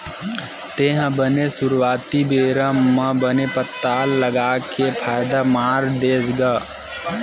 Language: Chhattisgarhi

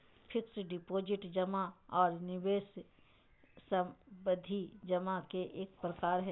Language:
Magahi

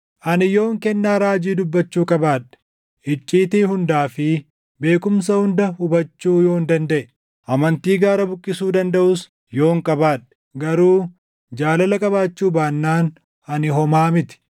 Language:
Oromo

